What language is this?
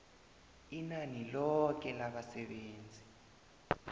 South Ndebele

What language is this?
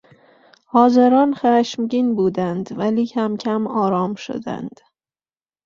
Persian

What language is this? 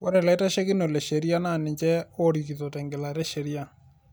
Masai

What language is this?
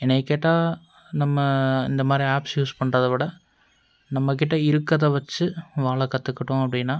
Tamil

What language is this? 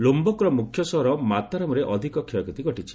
Odia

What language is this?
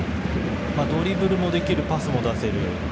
Japanese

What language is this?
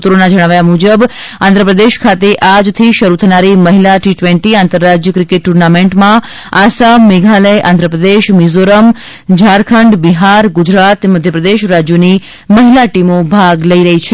Gujarati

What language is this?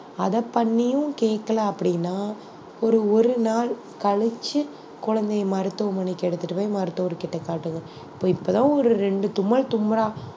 Tamil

